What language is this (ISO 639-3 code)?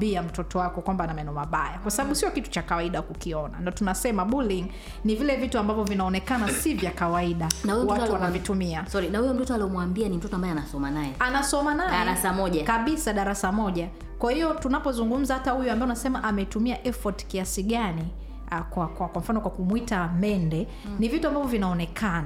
swa